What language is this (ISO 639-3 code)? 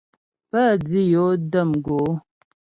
bbj